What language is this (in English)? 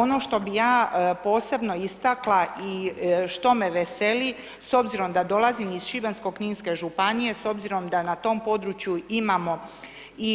Croatian